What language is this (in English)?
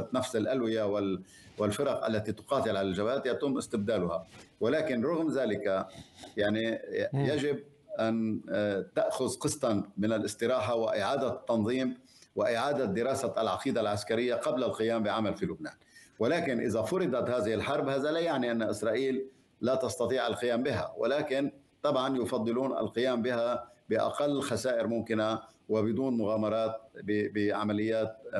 Arabic